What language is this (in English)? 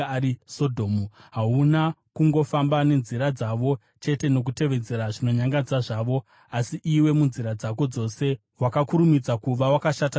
Shona